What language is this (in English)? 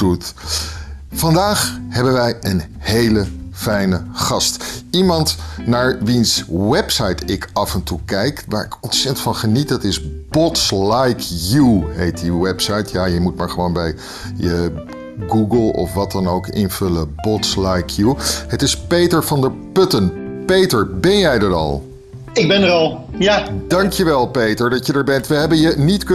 Dutch